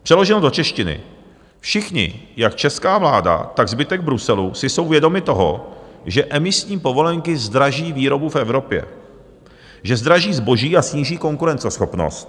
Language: Czech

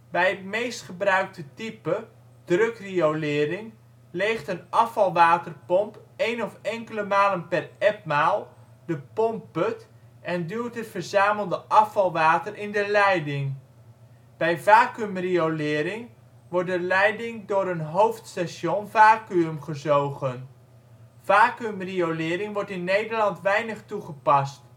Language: Dutch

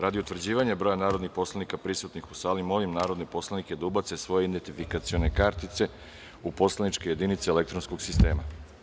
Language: Serbian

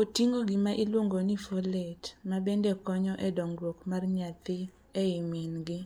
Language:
Luo (Kenya and Tanzania)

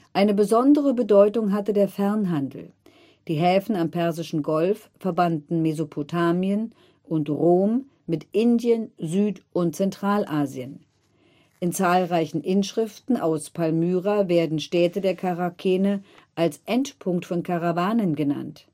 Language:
German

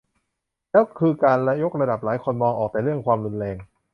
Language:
Thai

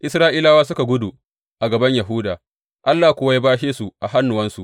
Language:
Hausa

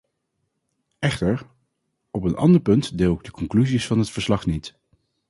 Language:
Dutch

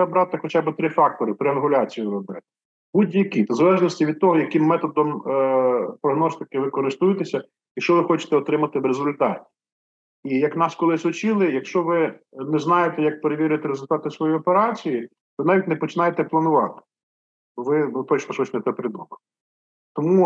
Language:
Ukrainian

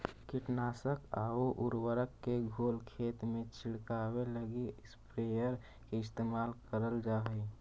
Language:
Magahi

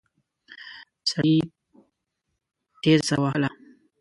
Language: Pashto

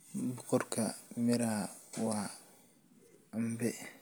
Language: Somali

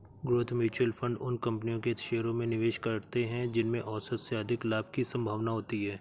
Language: Hindi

